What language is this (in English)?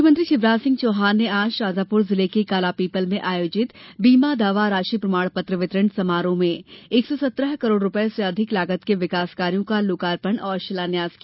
Hindi